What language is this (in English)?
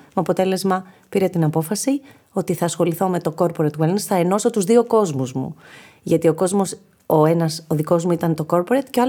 Greek